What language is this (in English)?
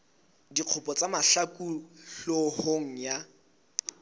Southern Sotho